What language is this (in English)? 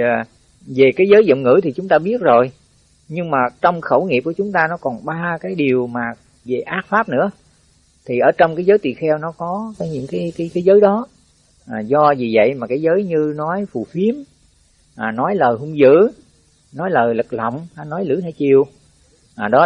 Vietnamese